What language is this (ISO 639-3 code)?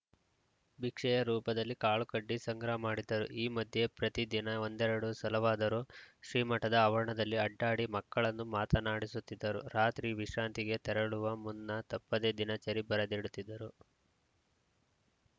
kan